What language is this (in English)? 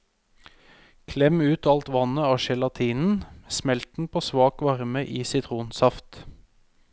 Norwegian